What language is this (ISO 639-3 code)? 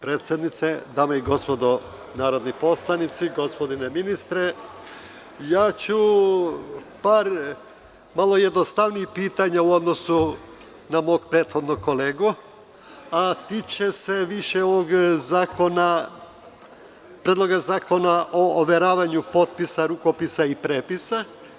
srp